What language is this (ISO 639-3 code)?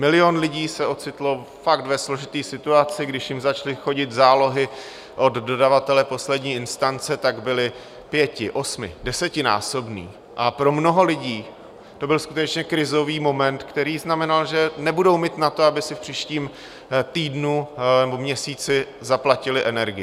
ces